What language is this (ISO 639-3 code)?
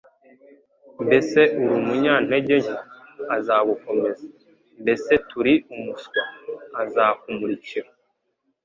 kin